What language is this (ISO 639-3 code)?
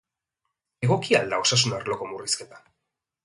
eus